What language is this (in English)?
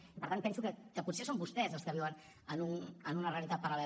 Catalan